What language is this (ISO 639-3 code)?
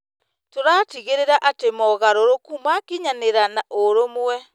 kik